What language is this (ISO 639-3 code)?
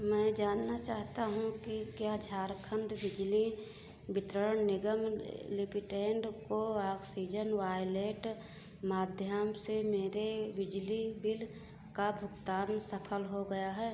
hin